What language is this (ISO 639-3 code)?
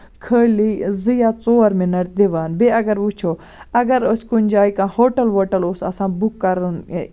kas